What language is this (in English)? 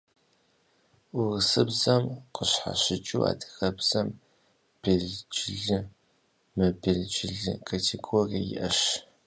Kabardian